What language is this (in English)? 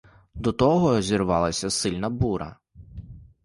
Ukrainian